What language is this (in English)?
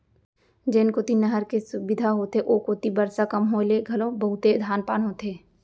Chhattisgarhi